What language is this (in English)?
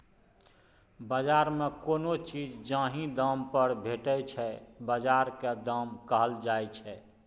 Maithili